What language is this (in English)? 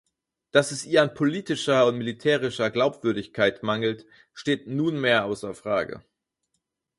German